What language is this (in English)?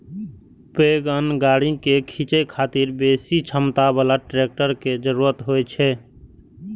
Maithili